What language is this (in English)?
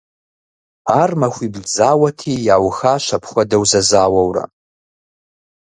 Kabardian